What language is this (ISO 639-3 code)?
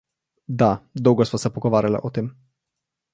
slv